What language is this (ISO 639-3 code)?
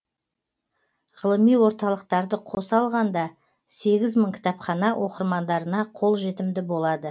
kaz